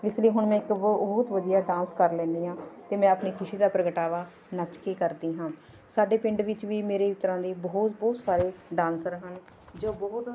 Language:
Punjabi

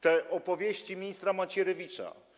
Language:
Polish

